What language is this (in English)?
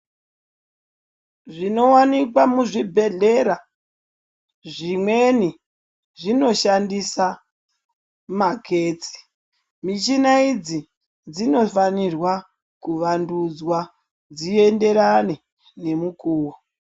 Ndau